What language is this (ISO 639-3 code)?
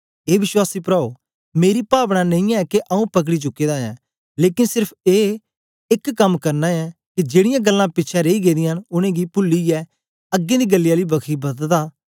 doi